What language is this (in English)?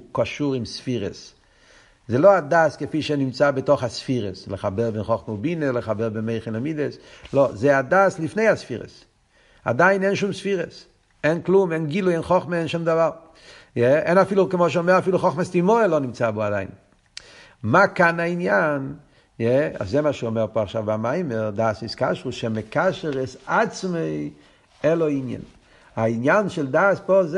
Hebrew